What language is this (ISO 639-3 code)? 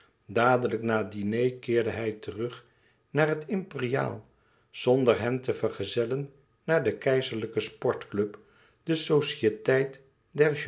nld